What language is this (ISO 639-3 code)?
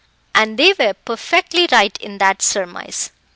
eng